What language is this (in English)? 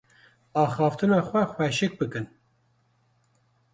Kurdish